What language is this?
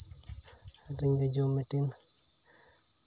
Santali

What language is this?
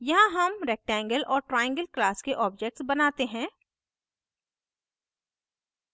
Hindi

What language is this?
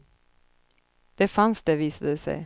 Swedish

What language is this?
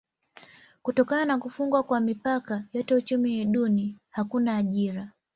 Swahili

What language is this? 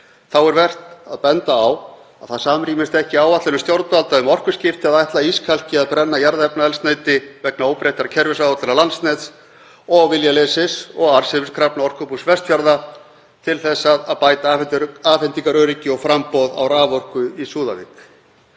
Icelandic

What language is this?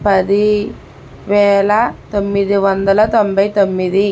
Telugu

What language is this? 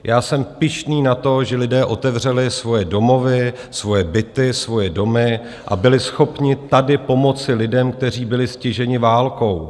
Czech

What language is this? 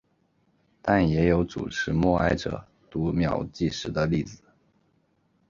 Chinese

